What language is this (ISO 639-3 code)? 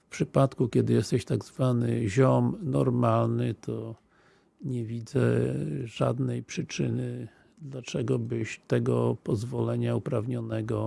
pol